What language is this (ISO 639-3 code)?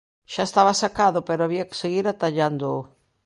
glg